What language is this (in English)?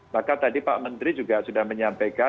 Indonesian